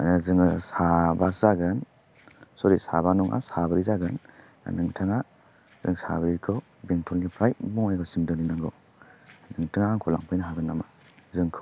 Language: Bodo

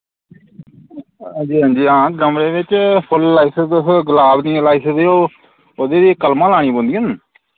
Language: Dogri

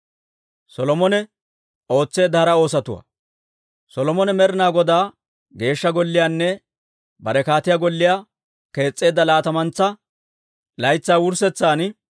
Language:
Dawro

